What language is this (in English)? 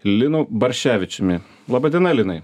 Lithuanian